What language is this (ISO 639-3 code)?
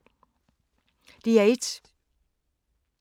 dan